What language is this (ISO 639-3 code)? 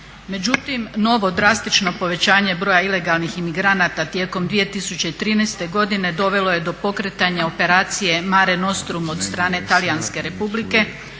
hrv